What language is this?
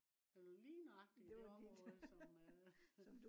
Danish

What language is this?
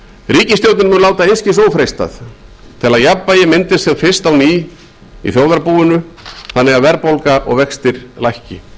Icelandic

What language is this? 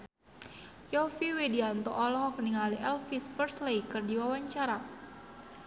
Sundanese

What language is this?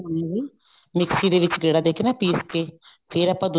Punjabi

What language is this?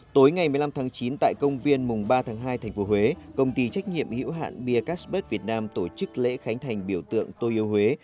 Vietnamese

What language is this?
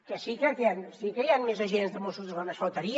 Catalan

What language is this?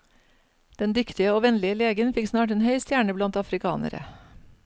Norwegian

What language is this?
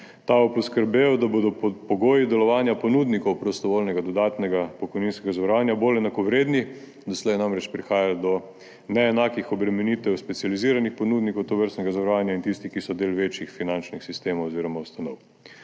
Slovenian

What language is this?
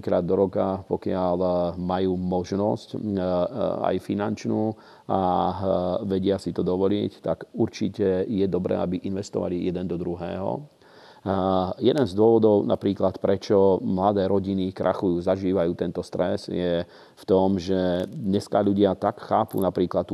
Slovak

